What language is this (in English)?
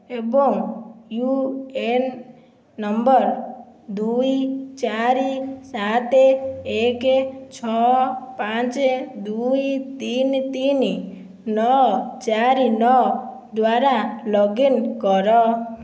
Odia